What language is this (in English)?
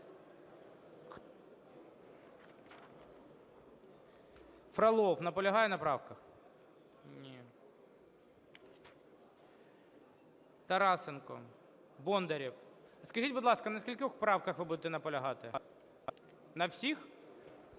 Ukrainian